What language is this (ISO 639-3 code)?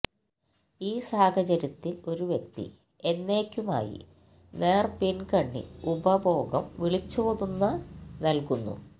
mal